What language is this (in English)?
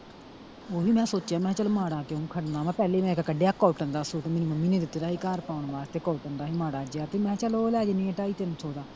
Punjabi